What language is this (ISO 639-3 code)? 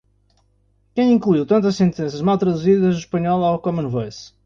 por